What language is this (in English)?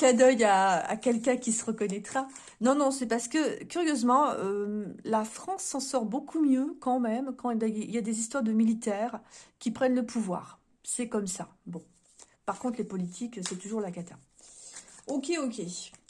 French